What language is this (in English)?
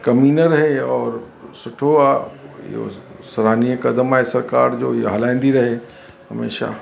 Sindhi